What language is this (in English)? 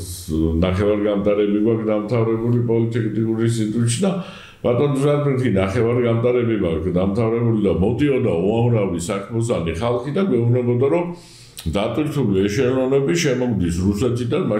Romanian